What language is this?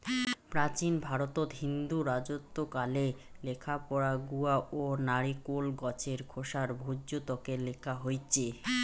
Bangla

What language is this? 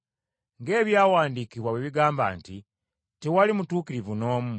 Ganda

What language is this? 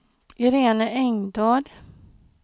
Swedish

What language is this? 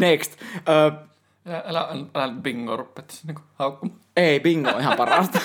Finnish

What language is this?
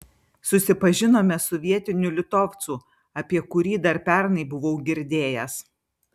Lithuanian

